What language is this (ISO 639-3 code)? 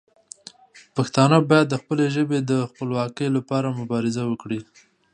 pus